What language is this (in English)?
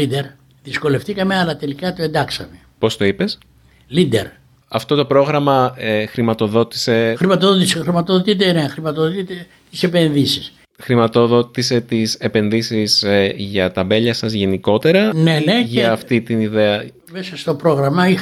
Greek